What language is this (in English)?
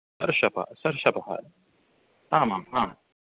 Sanskrit